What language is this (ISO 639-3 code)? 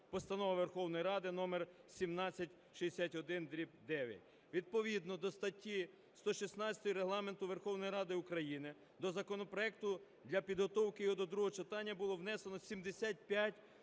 ukr